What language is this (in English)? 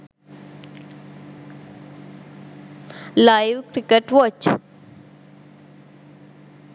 Sinhala